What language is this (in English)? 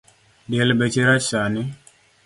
Luo (Kenya and Tanzania)